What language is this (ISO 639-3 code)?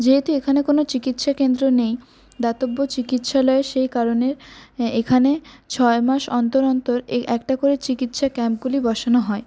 ben